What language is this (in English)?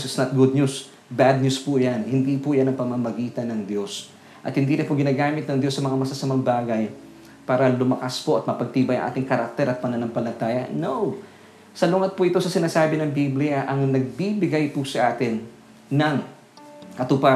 Filipino